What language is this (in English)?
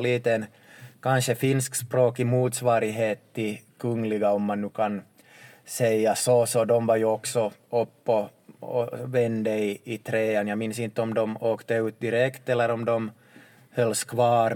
Swedish